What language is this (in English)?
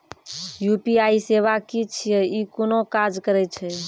Maithili